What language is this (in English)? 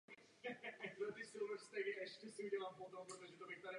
Czech